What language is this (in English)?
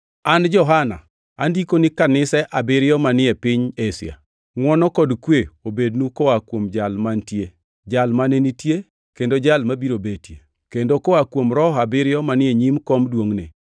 Luo (Kenya and Tanzania)